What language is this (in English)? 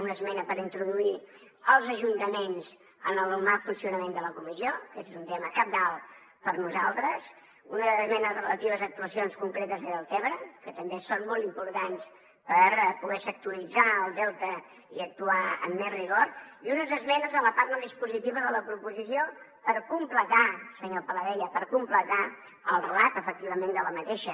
Catalan